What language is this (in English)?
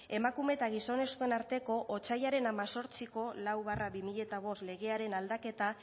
Basque